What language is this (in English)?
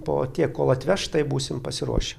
Lithuanian